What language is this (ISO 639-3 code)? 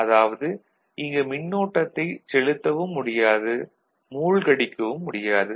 tam